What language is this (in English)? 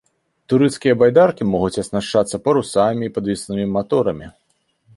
Belarusian